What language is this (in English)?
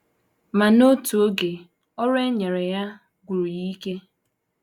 Igbo